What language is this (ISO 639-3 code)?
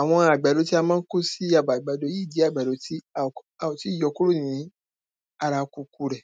yor